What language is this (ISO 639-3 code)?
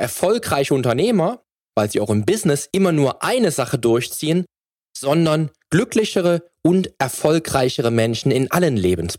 deu